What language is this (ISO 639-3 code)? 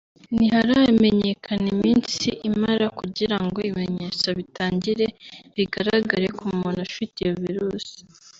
kin